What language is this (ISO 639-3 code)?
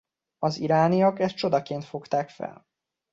hun